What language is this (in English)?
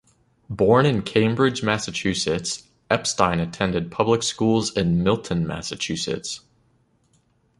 English